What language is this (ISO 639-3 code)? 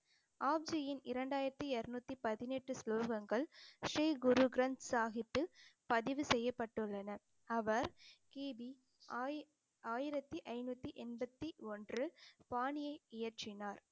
tam